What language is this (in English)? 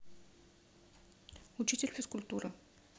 Russian